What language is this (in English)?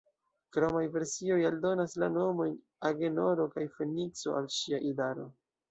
Esperanto